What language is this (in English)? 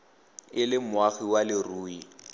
Tswana